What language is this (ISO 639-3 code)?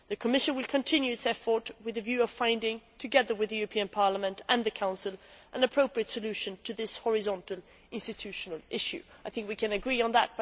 eng